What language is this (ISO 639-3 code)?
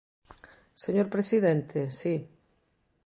glg